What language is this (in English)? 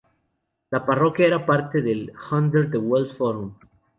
Spanish